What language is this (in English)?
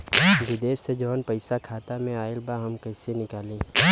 Bhojpuri